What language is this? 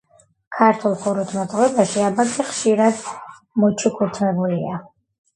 Georgian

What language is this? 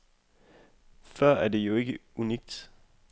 Danish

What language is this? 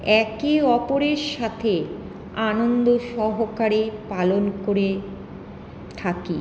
Bangla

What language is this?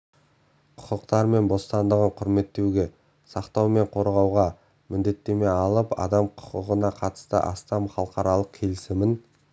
Kazakh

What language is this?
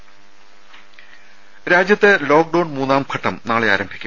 Malayalam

